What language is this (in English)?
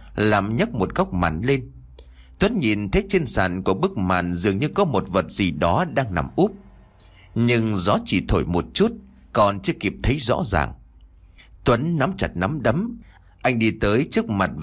Vietnamese